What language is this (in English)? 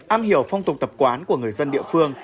Vietnamese